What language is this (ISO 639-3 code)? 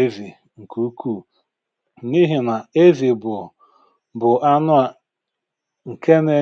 ibo